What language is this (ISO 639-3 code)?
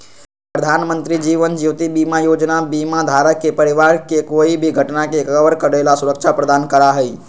mag